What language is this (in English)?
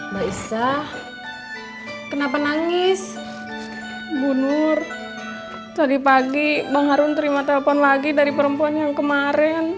Indonesian